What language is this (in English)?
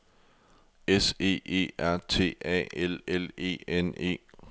Danish